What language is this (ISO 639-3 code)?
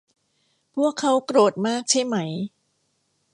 tha